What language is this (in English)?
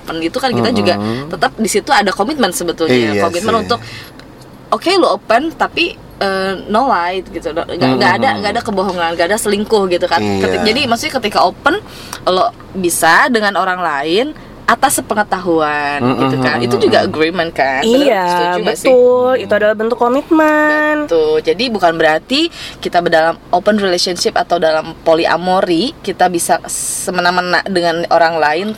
Indonesian